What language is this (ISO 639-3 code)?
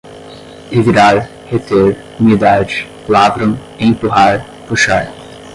por